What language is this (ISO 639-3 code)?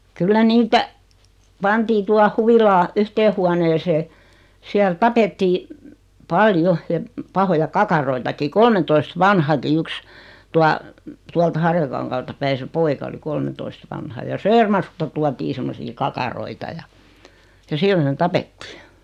fin